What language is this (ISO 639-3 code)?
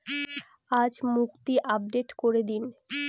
ben